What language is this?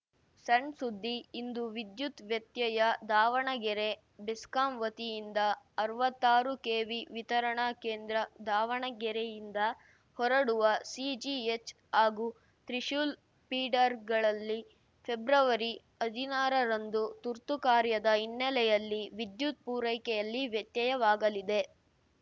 Kannada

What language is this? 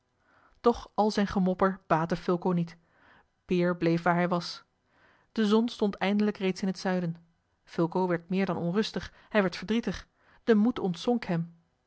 Dutch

